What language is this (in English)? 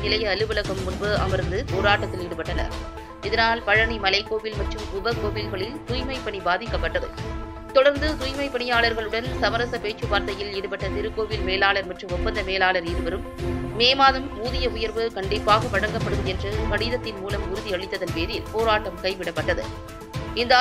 Arabic